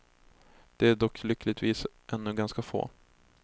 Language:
Swedish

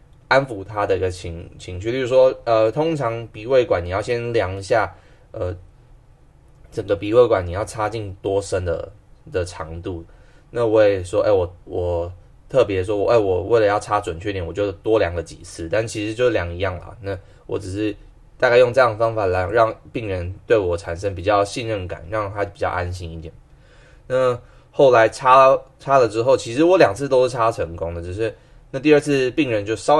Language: Chinese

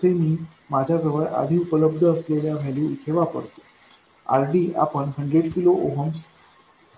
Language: Marathi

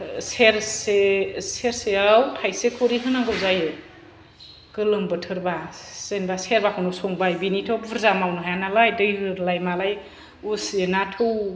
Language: Bodo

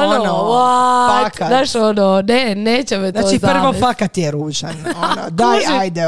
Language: Croatian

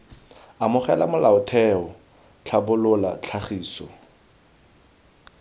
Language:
Tswana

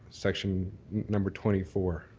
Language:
English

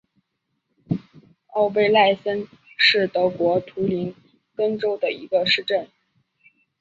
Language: Chinese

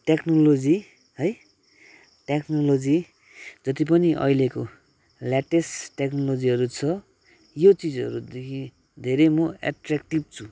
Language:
Nepali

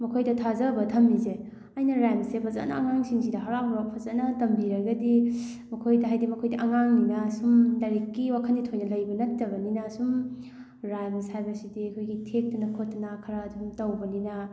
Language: Manipuri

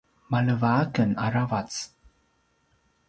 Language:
Paiwan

